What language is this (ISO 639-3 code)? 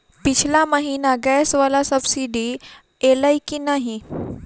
mai